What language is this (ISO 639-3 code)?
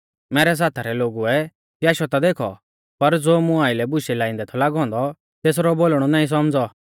bfz